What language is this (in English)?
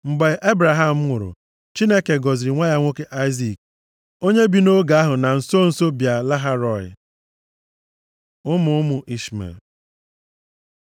Igbo